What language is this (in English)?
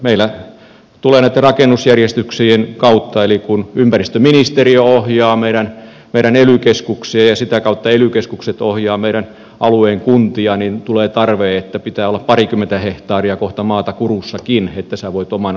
Finnish